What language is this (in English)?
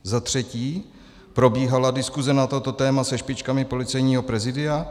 Czech